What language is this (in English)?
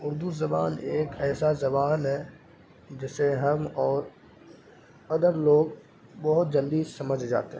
Urdu